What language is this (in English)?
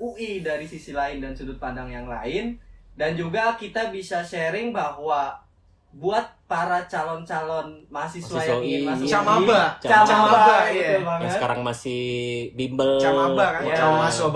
Indonesian